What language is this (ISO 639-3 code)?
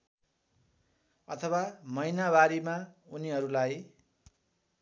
nep